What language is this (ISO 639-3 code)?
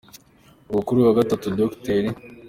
kin